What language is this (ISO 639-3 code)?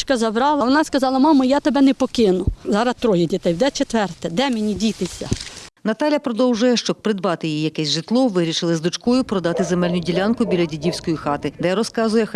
ukr